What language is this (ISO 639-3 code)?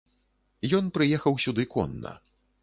bel